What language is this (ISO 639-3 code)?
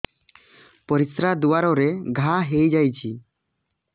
ori